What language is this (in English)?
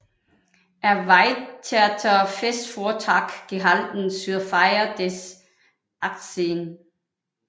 Danish